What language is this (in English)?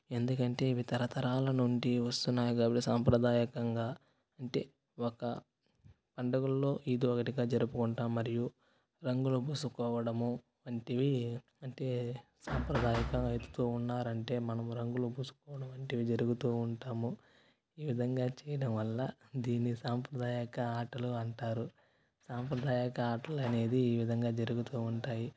Telugu